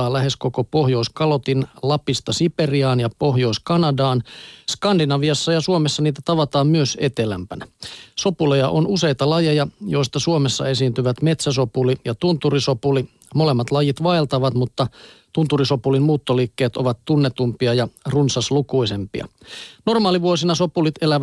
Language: Finnish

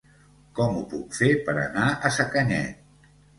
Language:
Catalan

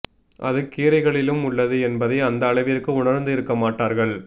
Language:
Tamil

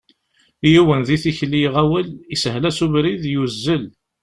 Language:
Kabyle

